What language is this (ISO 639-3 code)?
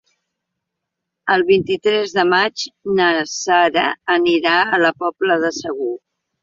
cat